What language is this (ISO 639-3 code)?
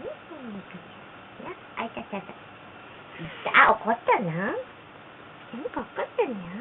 jpn